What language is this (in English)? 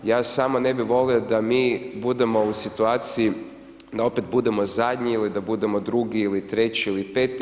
Croatian